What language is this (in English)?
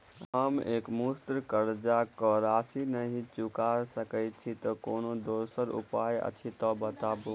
Maithili